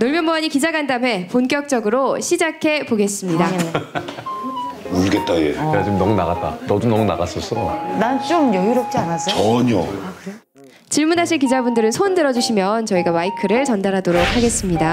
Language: Korean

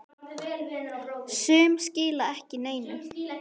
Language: Icelandic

